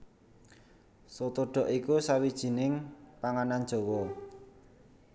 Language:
Javanese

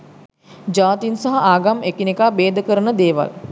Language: Sinhala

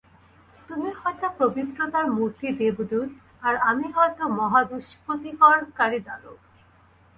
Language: Bangla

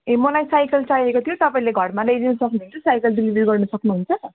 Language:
Nepali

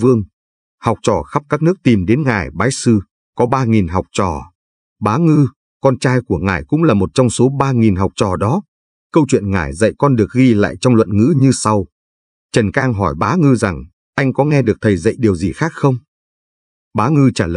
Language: Vietnamese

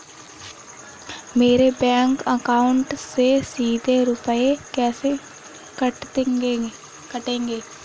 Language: Hindi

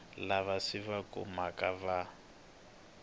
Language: Tsonga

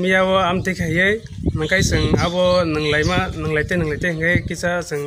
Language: Thai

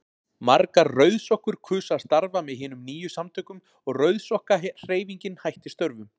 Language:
Icelandic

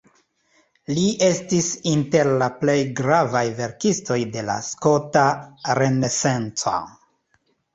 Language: Esperanto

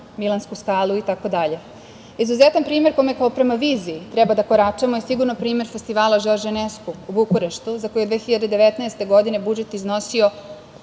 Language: Serbian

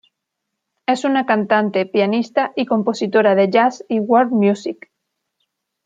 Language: Spanish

